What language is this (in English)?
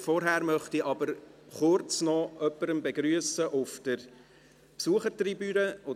Swiss German